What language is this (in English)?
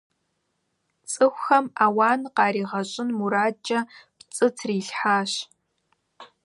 Kabardian